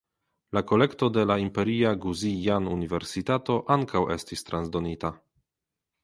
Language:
Esperanto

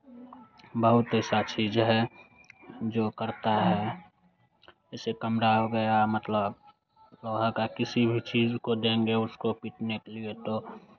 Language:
Hindi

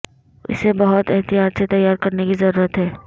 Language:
Urdu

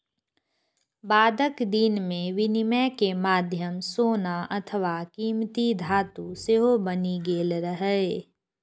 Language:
Maithili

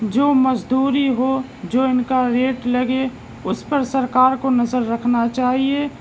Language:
Urdu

